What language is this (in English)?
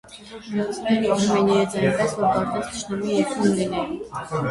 Armenian